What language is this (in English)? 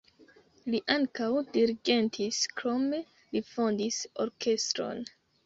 Esperanto